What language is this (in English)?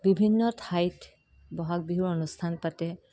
Assamese